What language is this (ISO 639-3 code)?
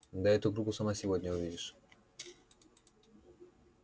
rus